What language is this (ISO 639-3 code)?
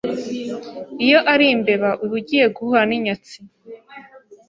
kin